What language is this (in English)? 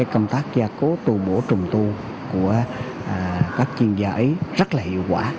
Vietnamese